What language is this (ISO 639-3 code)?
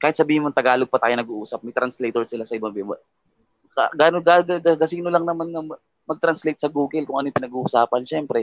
fil